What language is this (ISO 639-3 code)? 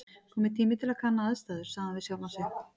isl